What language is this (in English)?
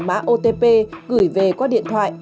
Vietnamese